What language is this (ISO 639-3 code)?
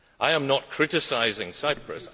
eng